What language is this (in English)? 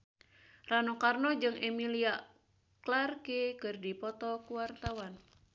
Sundanese